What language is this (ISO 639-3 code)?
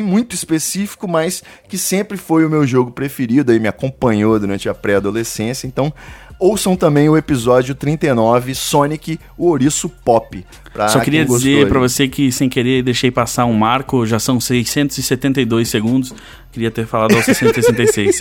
por